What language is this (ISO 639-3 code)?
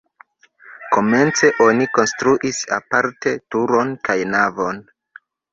epo